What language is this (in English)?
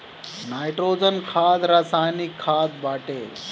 Bhojpuri